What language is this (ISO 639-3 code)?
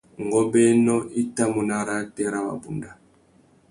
bag